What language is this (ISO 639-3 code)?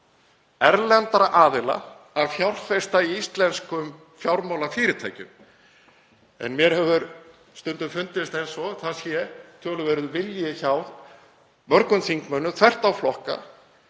isl